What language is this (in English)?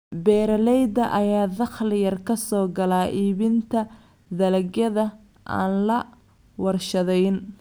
Somali